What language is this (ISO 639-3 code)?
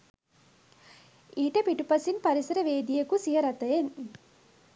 sin